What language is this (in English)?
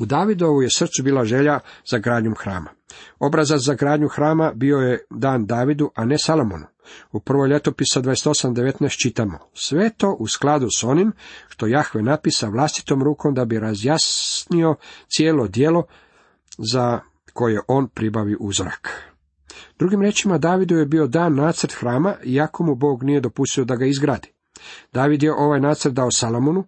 Croatian